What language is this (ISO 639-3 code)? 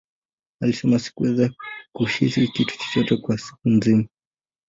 swa